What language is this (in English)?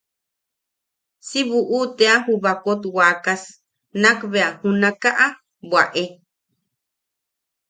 Yaqui